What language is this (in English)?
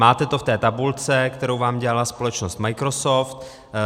Czech